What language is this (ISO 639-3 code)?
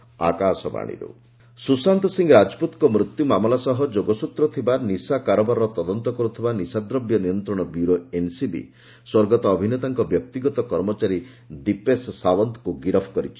ori